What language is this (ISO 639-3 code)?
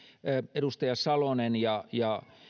fin